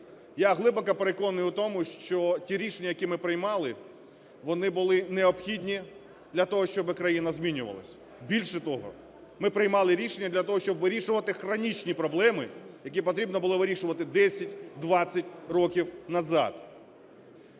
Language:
Ukrainian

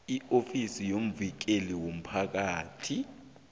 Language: South Ndebele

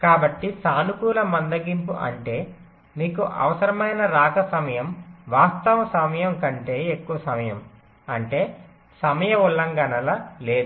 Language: Telugu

